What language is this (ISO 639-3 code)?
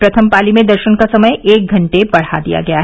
hin